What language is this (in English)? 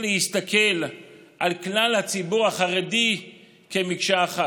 Hebrew